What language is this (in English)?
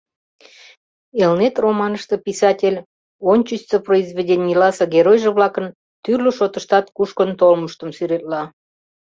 Mari